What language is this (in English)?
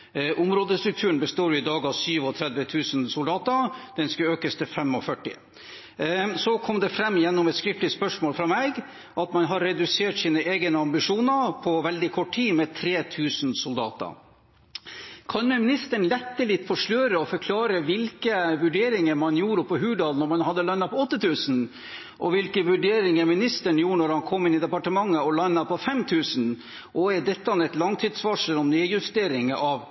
Norwegian Bokmål